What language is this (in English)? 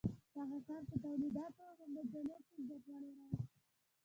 Pashto